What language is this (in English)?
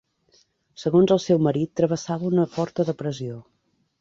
Catalan